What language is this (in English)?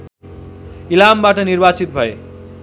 Nepali